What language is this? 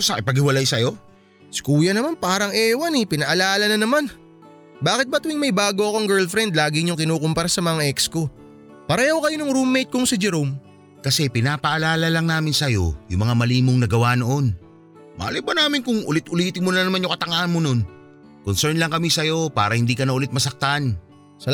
Filipino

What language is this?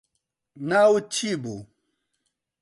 Central Kurdish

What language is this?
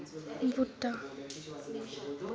Dogri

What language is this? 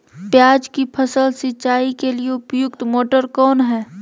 Magahi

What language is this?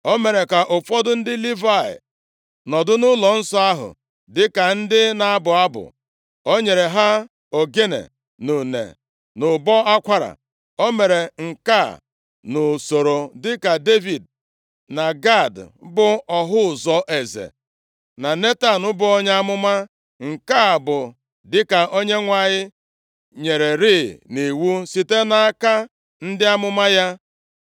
Igbo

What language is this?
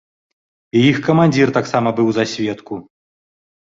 Belarusian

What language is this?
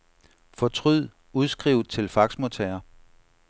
Danish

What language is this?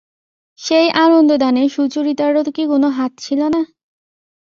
Bangla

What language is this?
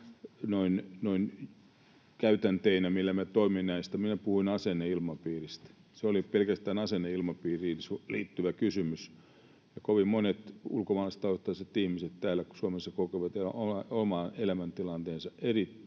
Finnish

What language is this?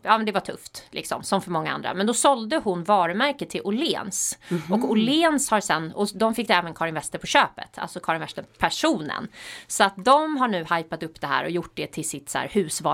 Swedish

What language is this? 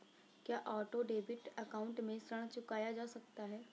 Hindi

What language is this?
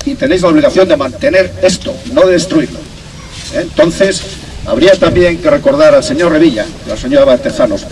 Spanish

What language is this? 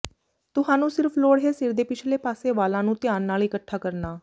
Punjabi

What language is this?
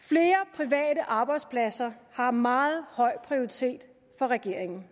Danish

